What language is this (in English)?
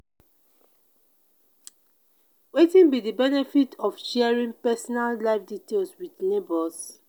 Nigerian Pidgin